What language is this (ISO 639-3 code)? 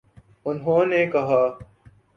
urd